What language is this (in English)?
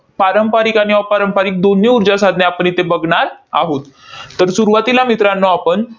Marathi